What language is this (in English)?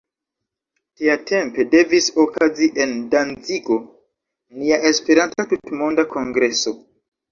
Esperanto